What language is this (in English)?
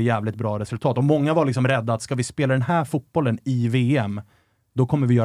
Swedish